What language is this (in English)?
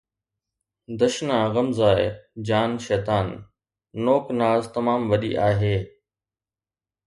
Sindhi